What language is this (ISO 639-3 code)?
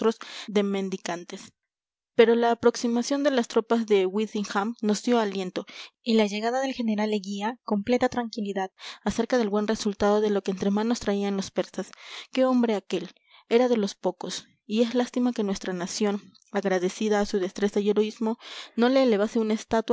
spa